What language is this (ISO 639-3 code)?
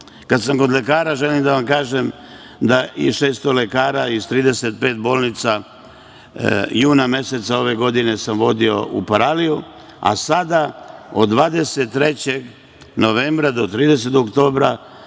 srp